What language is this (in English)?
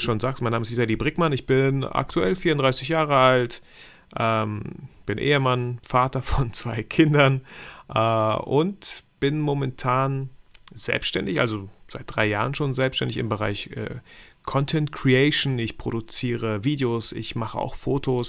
German